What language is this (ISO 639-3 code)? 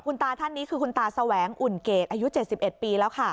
tha